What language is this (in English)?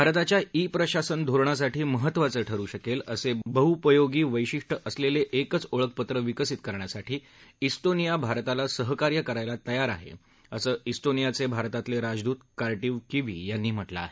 Marathi